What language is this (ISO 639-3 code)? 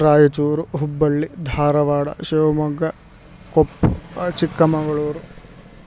san